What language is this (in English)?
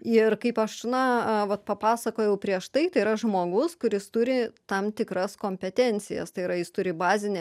Lithuanian